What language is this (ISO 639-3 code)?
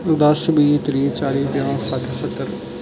doi